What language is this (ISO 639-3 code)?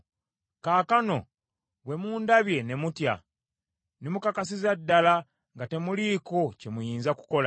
lug